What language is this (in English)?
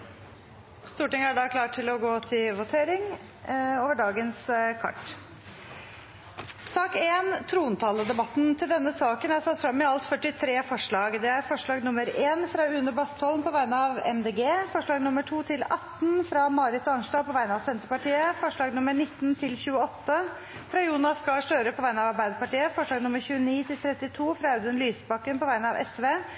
Norwegian Nynorsk